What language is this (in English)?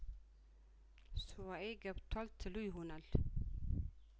Amharic